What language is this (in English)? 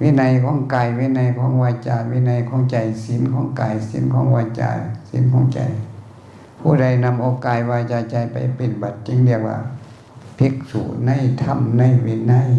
Thai